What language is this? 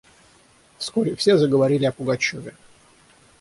Russian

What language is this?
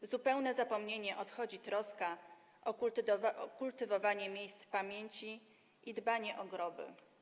Polish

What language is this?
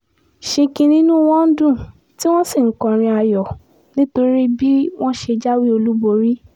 Yoruba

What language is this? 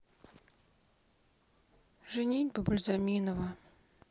Russian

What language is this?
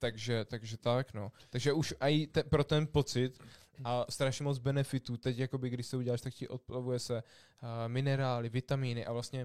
Czech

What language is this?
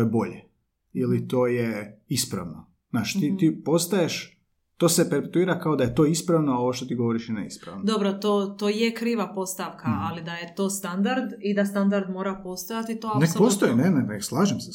Croatian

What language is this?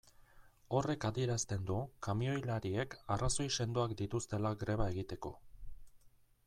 Basque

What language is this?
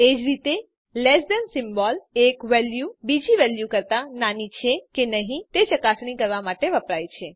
Gujarati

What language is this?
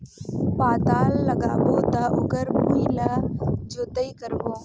Chhattisgarhi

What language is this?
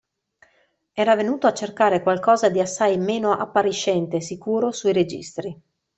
Italian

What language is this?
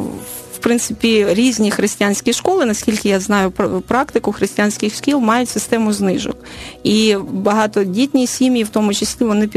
Ukrainian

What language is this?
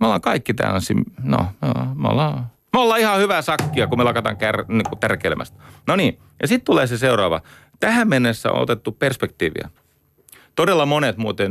Finnish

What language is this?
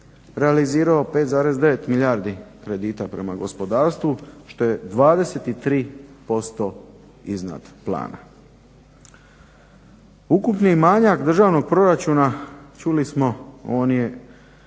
Croatian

